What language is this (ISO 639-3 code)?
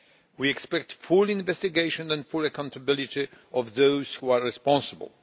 eng